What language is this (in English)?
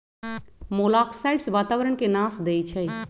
Magahi